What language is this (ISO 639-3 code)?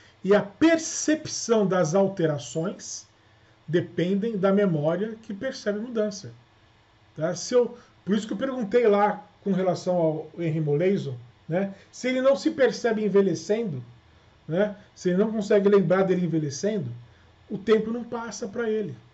por